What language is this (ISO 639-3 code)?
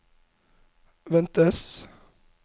nor